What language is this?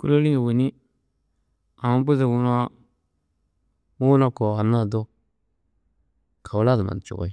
Tedaga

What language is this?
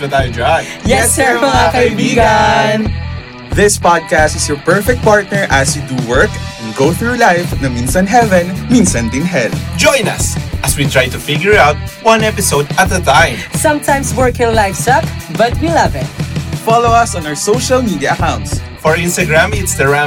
Filipino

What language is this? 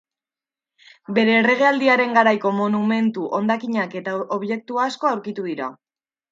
Basque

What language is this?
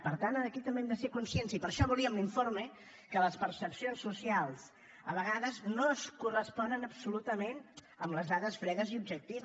Catalan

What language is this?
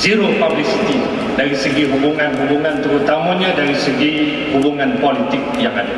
Malay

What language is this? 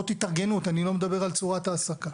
Hebrew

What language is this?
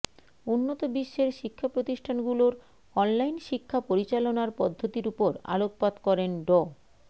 Bangla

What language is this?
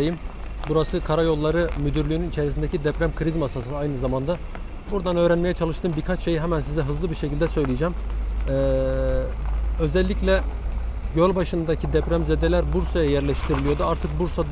Turkish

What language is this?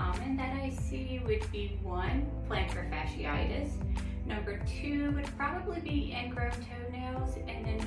English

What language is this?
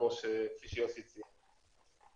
Hebrew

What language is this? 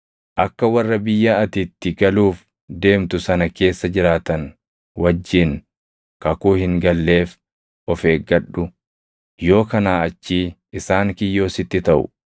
Oromo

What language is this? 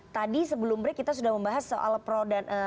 Indonesian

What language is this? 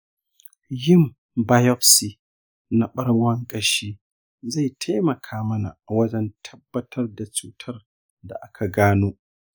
Hausa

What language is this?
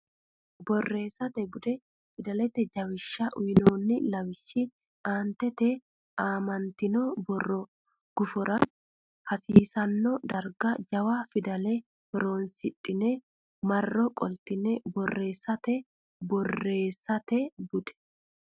Sidamo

